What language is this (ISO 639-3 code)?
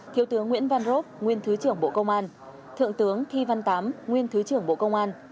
vie